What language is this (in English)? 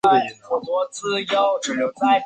Chinese